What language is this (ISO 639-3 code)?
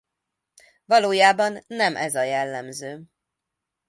hun